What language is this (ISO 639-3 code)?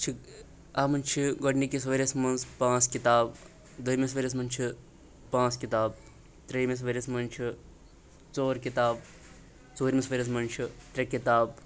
kas